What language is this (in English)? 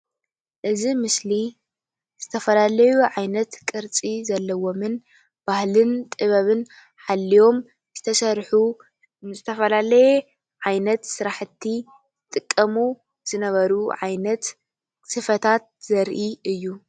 Tigrinya